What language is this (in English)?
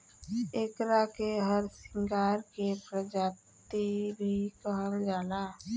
Bhojpuri